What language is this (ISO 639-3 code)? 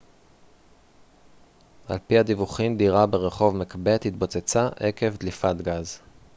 heb